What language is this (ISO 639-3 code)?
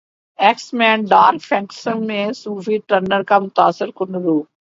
urd